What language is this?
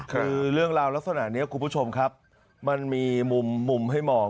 Thai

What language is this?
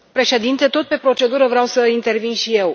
Romanian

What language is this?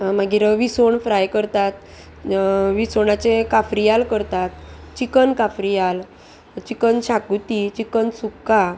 Konkani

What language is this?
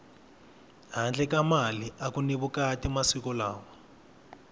Tsonga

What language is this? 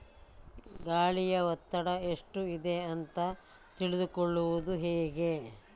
Kannada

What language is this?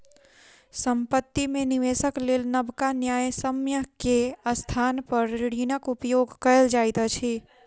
Maithili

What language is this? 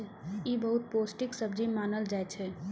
Maithili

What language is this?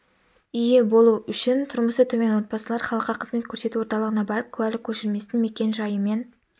Kazakh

